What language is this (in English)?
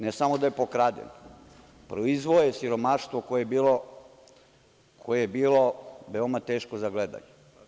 Serbian